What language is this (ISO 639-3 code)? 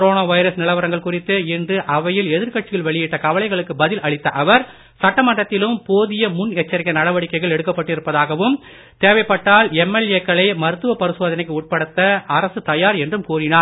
tam